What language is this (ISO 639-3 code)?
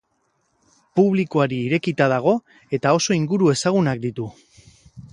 eus